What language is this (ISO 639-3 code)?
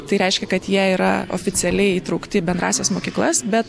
lit